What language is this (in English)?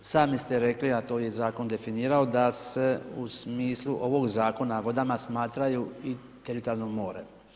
Croatian